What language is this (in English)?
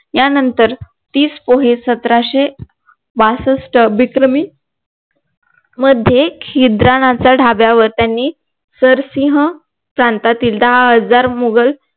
Marathi